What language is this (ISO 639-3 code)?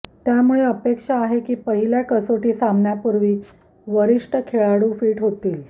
mar